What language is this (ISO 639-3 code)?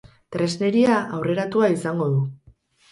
eus